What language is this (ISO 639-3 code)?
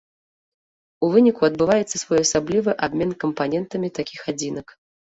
bel